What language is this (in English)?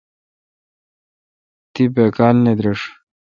Kalkoti